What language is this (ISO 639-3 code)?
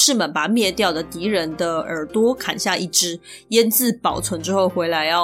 zho